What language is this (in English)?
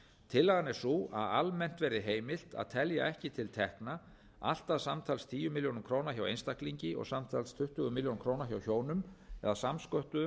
Icelandic